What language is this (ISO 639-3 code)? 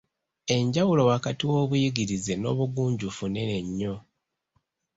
lug